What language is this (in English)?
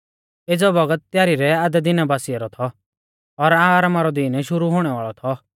Mahasu Pahari